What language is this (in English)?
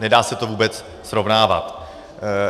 Czech